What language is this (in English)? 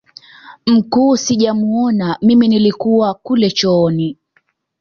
Swahili